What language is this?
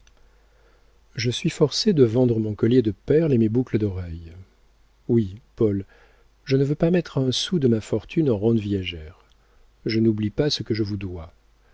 French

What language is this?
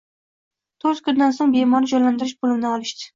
Uzbek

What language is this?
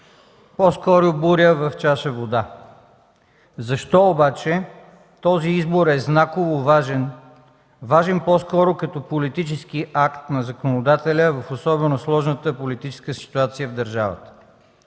Bulgarian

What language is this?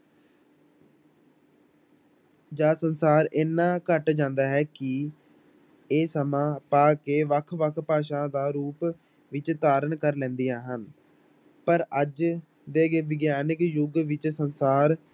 Punjabi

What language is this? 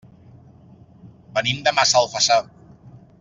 Catalan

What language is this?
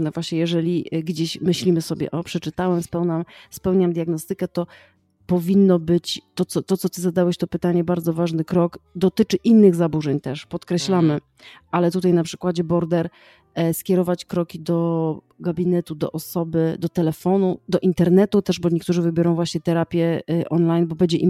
Polish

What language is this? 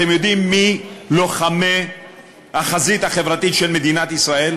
Hebrew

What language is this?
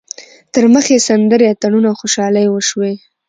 Pashto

